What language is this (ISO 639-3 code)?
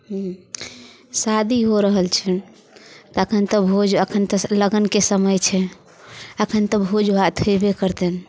mai